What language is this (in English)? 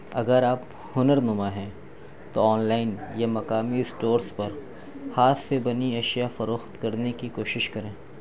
Urdu